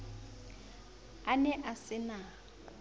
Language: Southern Sotho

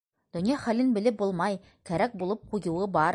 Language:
Bashkir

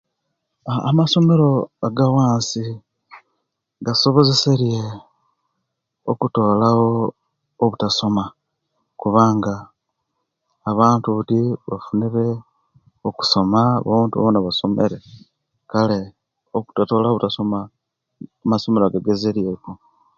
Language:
Kenyi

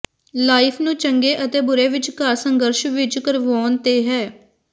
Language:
Punjabi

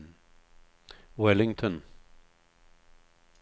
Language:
Swedish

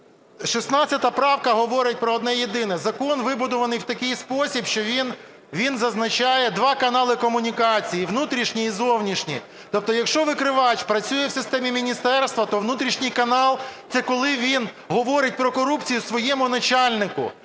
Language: Ukrainian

